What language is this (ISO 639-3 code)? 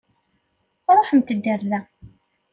kab